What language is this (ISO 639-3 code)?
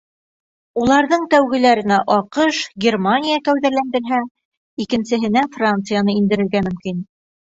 bak